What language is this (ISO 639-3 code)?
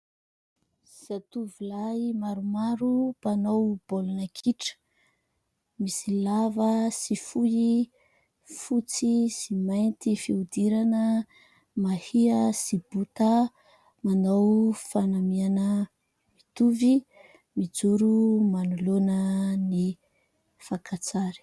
mlg